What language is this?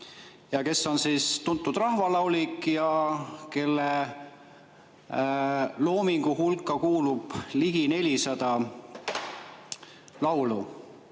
Estonian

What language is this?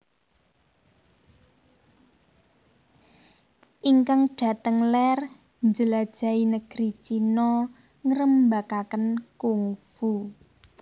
Javanese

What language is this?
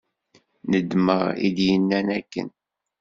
Kabyle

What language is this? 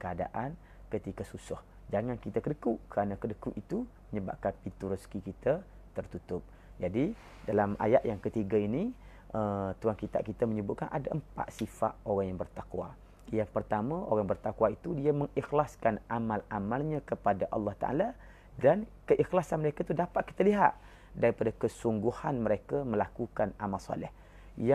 Malay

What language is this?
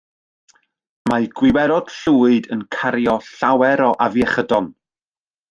Welsh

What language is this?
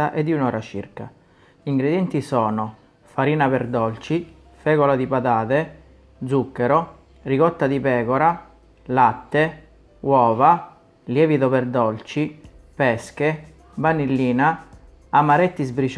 Italian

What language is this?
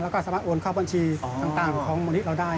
Thai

